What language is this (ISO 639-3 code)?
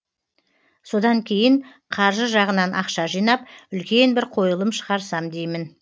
kaz